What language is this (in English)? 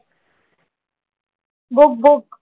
Marathi